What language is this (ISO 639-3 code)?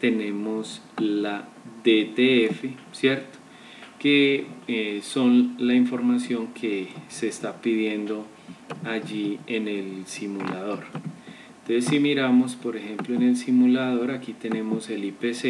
spa